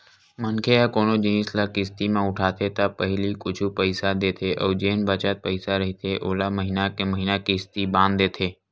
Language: Chhattisgarhi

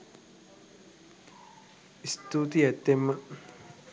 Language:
Sinhala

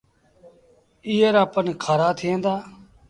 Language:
Sindhi Bhil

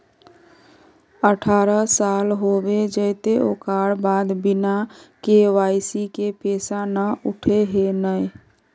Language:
Magahi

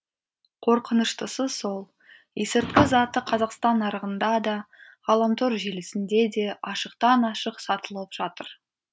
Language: Kazakh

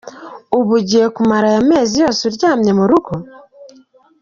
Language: Kinyarwanda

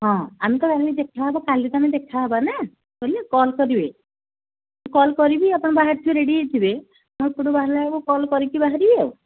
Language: Odia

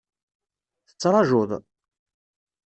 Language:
Kabyle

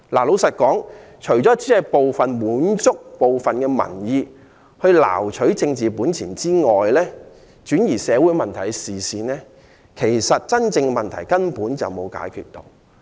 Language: Cantonese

